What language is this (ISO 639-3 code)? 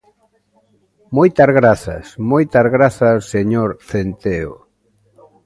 glg